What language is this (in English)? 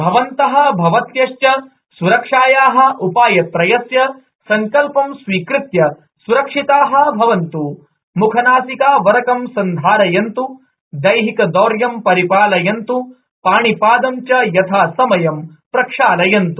Sanskrit